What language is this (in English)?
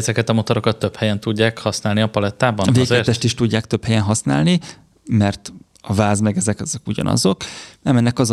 Hungarian